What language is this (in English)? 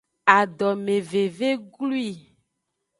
Aja (Benin)